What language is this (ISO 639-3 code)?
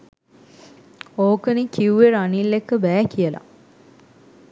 sin